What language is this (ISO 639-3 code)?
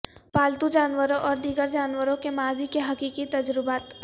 urd